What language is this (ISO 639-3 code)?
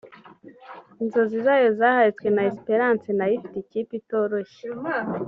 kin